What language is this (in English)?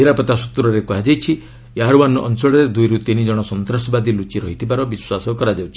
Odia